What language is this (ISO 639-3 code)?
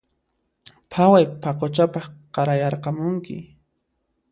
qxp